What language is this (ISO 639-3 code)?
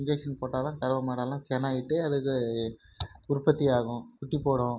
tam